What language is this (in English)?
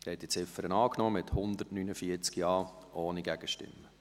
Swiss German